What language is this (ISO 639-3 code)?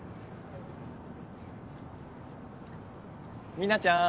jpn